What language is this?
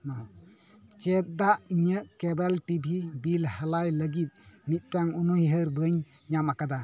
Santali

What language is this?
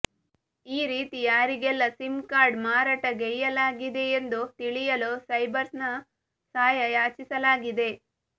Kannada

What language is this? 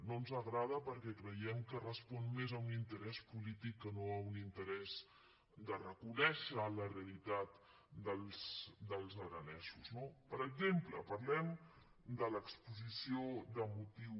Catalan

